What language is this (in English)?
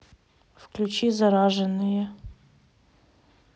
Russian